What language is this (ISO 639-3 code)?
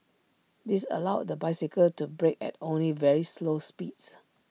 eng